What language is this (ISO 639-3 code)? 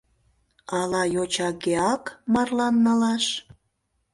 chm